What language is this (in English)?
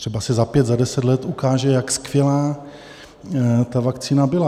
Czech